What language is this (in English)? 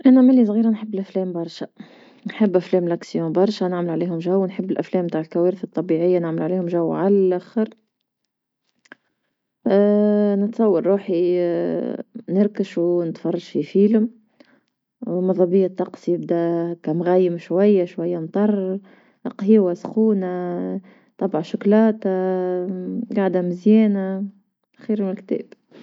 Tunisian Arabic